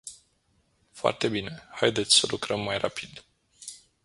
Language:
Romanian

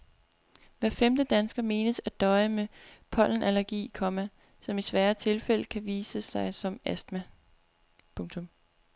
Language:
Danish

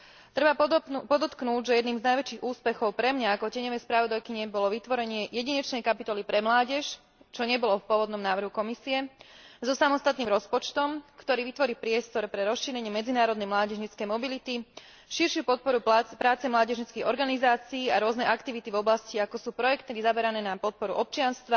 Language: Slovak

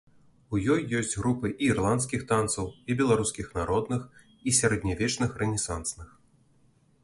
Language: Belarusian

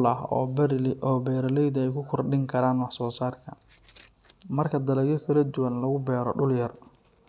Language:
Somali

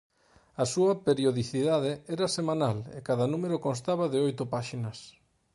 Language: Galician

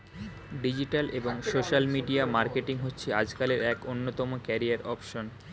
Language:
Bangla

